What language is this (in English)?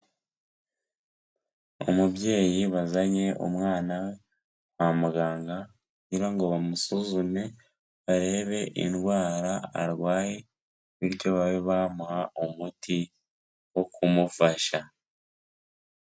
Kinyarwanda